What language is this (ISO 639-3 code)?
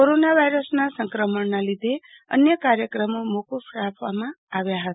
guj